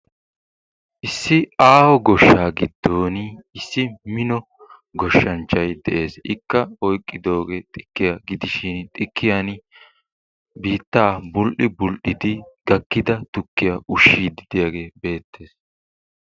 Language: Wolaytta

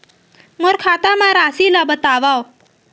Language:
Chhattisgarhi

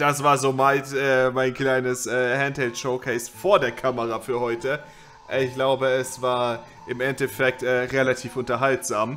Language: German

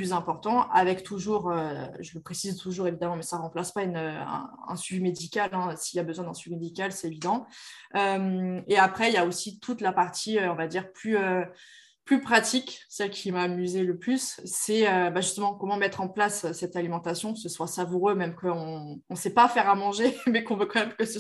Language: French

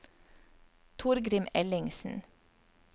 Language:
Norwegian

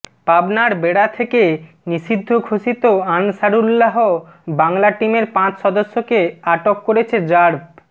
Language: Bangla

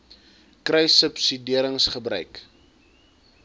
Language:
Afrikaans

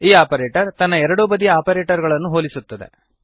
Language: Kannada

